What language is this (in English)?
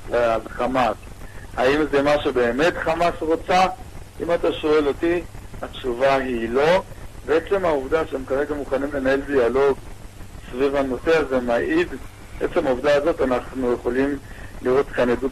Hebrew